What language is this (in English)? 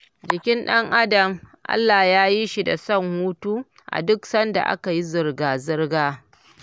Hausa